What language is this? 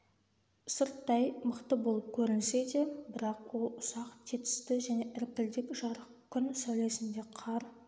Kazakh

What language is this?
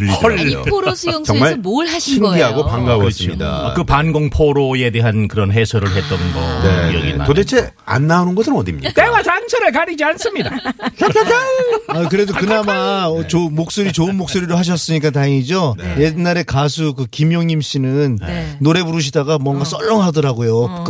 Korean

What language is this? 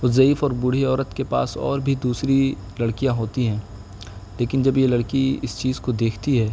Urdu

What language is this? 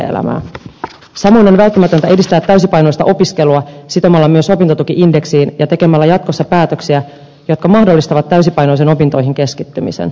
Finnish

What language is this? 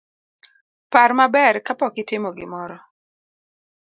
Luo (Kenya and Tanzania)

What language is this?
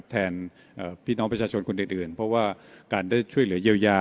Thai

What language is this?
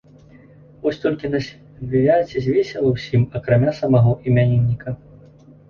Belarusian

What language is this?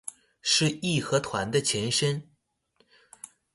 Chinese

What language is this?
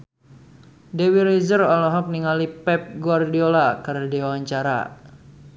Sundanese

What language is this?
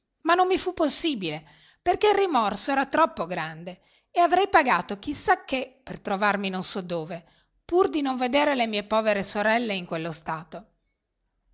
Italian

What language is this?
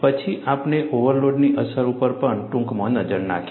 Gujarati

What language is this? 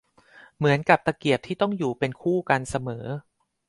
Thai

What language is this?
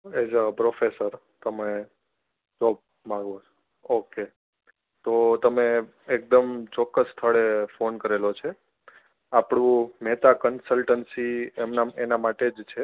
Gujarati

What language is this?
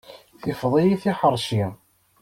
Kabyle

